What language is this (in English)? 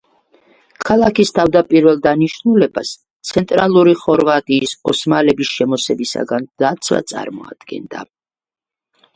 Georgian